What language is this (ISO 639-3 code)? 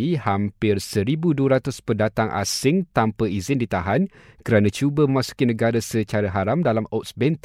msa